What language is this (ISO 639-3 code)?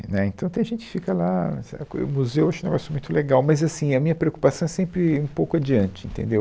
por